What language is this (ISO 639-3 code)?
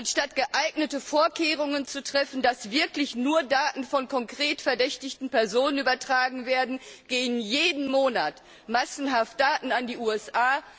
deu